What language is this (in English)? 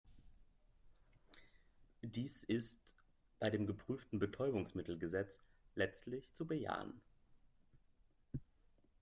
German